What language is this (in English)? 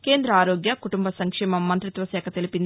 Telugu